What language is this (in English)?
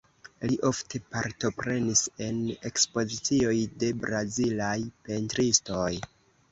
Esperanto